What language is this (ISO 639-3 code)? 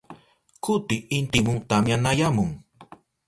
qup